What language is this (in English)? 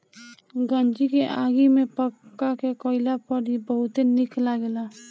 Bhojpuri